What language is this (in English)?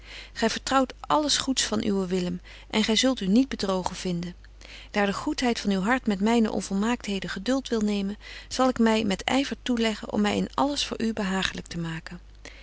Dutch